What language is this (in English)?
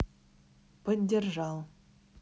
Russian